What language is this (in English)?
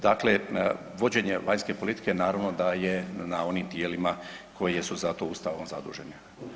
Croatian